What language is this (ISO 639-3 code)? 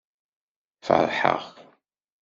kab